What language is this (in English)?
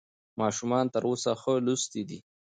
Pashto